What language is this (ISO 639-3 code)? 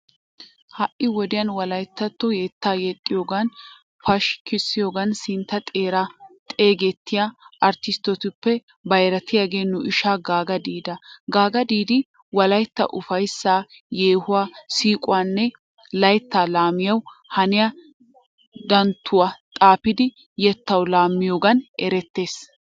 wal